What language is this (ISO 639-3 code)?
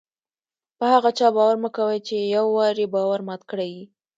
pus